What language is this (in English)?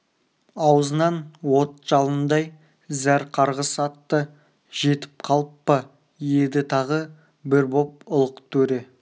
Kazakh